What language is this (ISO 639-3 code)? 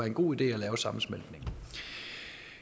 dan